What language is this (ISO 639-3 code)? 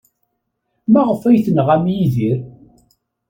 kab